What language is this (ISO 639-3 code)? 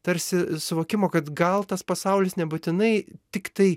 lit